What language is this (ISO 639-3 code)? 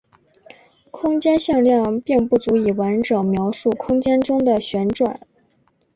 zho